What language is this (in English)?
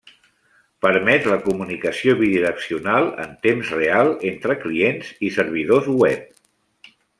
Catalan